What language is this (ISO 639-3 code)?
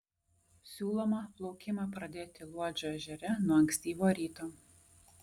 lit